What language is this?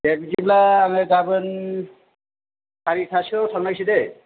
Bodo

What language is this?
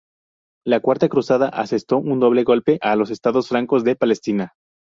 Spanish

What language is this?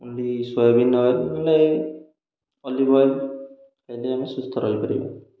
Odia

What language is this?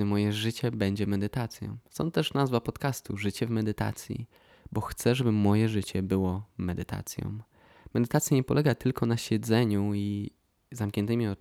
Polish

